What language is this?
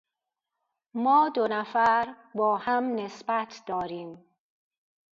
Persian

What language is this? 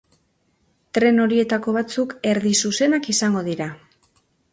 Basque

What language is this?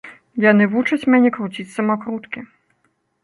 Belarusian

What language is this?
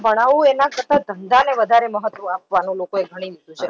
Gujarati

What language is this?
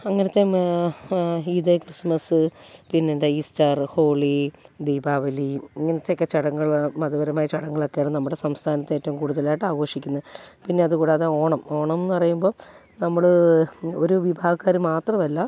Malayalam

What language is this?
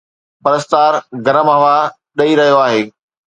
Sindhi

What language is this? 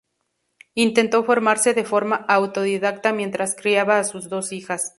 Spanish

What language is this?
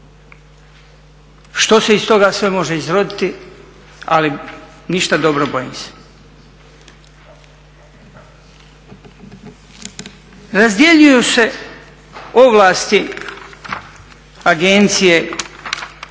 Croatian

